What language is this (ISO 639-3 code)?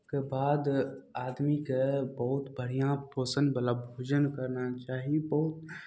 mai